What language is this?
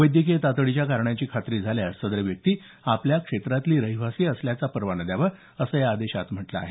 Marathi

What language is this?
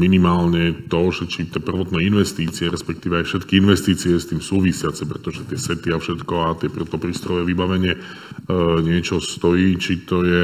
Slovak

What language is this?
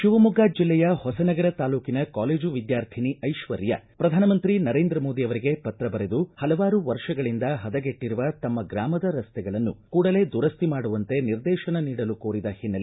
Kannada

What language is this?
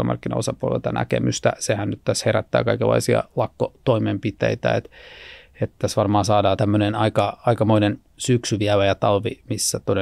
Finnish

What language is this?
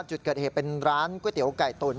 Thai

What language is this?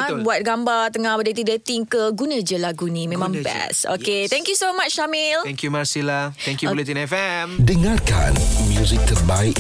Malay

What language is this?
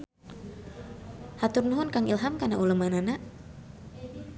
Sundanese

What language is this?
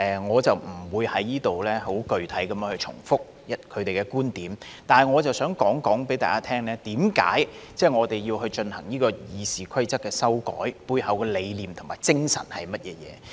Cantonese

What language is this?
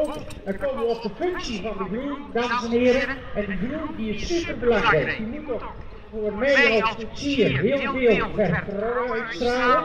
Dutch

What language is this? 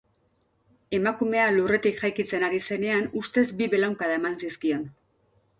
Basque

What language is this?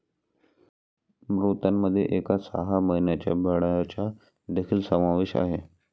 Marathi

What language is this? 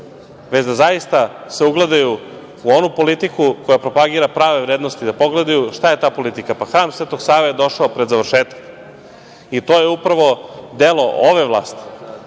Serbian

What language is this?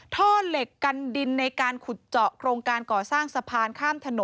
Thai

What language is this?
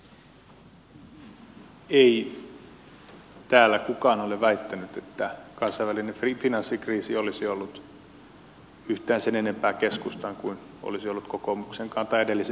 Finnish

